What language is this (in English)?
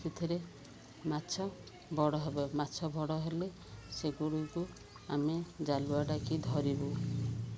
Odia